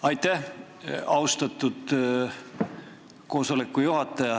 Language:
Estonian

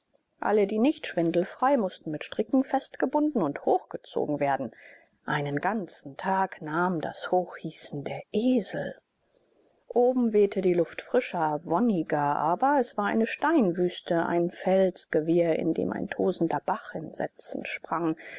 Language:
German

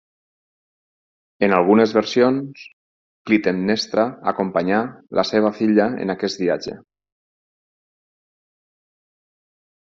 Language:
Catalan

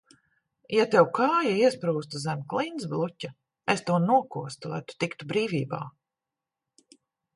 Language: Latvian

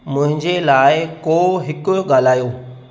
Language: Sindhi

